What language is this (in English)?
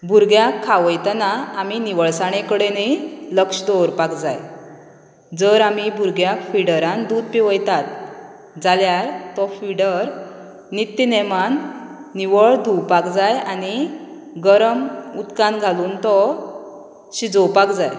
Konkani